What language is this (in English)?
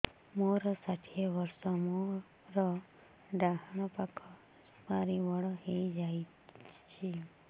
Odia